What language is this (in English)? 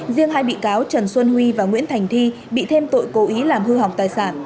Vietnamese